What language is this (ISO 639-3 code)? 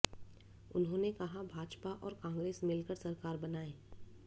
hin